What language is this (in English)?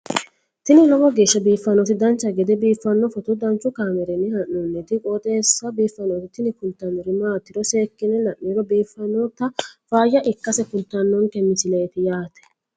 Sidamo